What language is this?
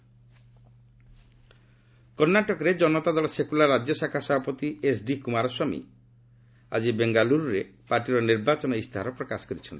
Odia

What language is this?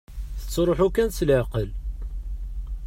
Kabyle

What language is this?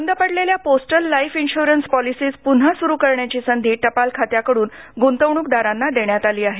Marathi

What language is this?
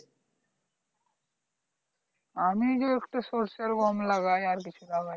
Bangla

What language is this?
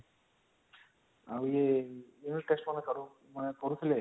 Odia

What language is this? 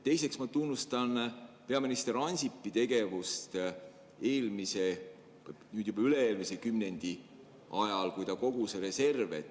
Estonian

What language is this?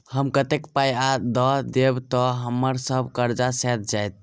Maithili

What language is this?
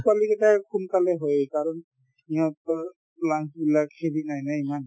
Assamese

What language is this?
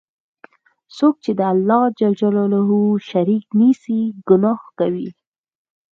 Pashto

